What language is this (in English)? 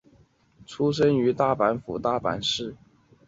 Chinese